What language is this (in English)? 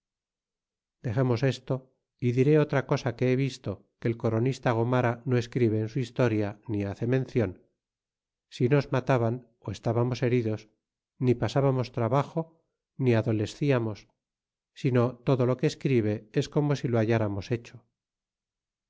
Spanish